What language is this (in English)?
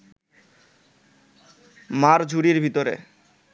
Bangla